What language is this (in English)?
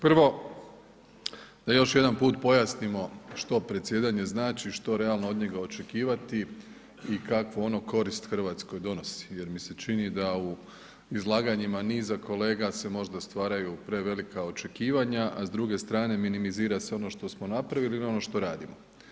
Croatian